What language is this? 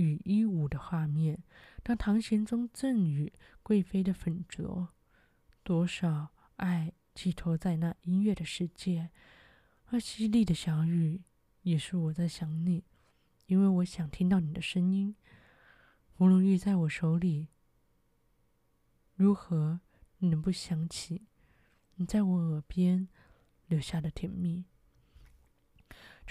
Chinese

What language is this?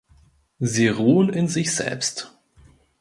German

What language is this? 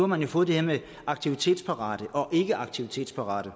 Danish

